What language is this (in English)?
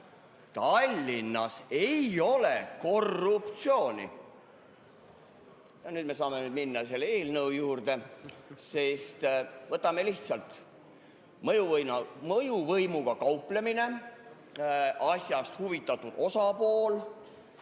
Estonian